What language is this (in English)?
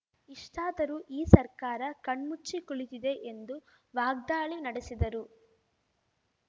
Kannada